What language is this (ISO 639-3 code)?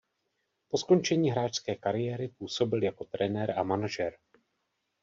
ces